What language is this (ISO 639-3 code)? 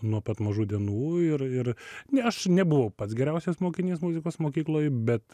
lit